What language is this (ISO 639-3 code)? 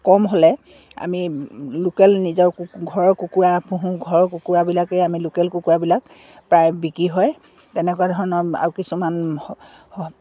asm